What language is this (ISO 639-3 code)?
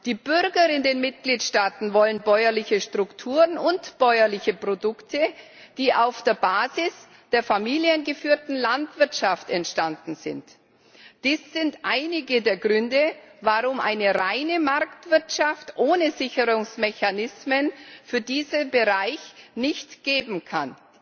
deu